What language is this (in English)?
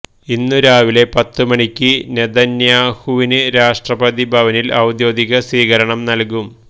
Malayalam